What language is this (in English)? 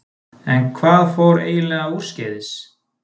Icelandic